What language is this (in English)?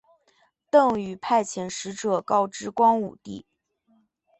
Chinese